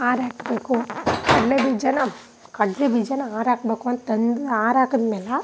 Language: Kannada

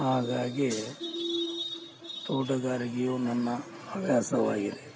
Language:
Kannada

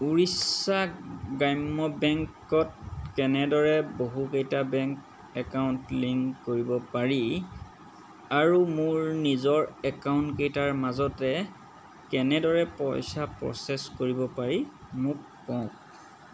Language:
Assamese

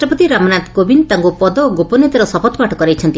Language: Odia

